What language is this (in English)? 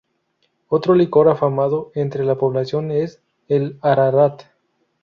Spanish